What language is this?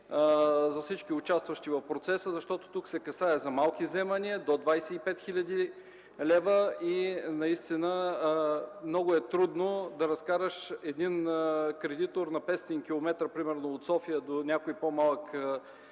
Bulgarian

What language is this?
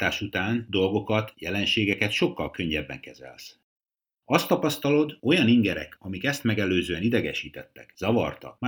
Hungarian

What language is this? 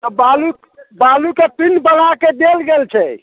Maithili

